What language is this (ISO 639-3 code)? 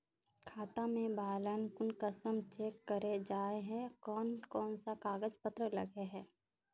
mag